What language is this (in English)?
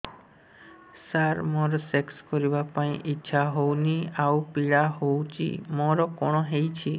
Odia